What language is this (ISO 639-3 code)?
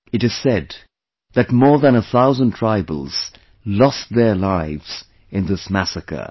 eng